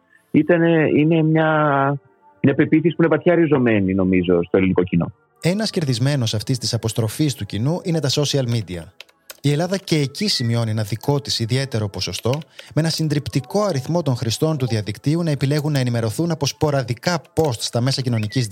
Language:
Greek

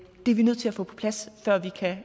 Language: Danish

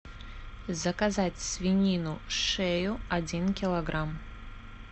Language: Russian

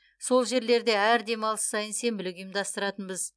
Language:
Kazakh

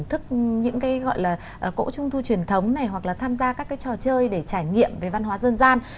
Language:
Vietnamese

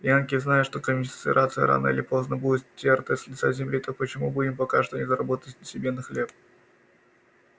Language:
Russian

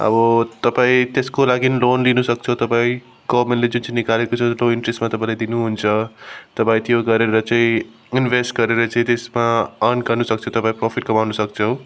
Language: Nepali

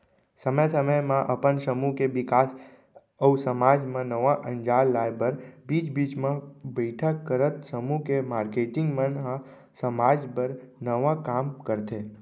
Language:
Chhattisgarhi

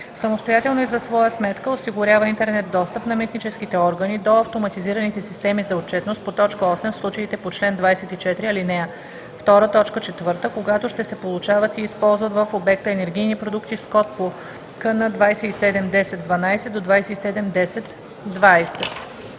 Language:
Bulgarian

